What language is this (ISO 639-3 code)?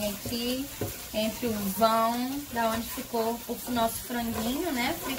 por